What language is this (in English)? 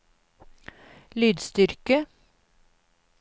Norwegian